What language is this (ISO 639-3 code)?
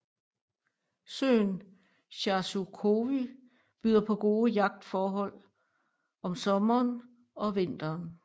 dan